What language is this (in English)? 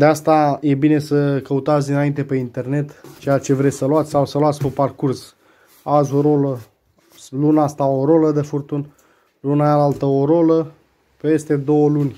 Romanian